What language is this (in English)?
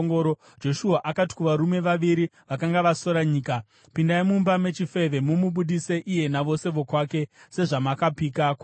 Shona